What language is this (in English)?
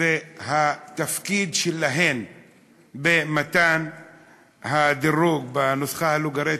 Hebrew